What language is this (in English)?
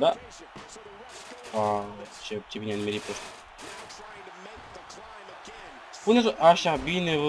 Romanian